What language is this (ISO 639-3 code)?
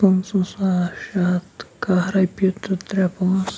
kas